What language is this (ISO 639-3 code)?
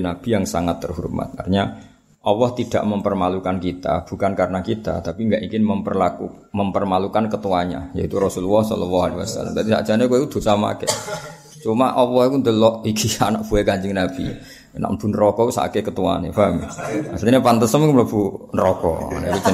msa